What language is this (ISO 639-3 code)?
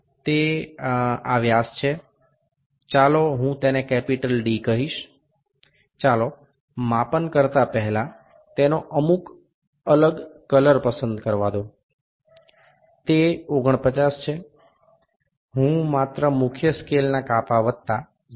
guj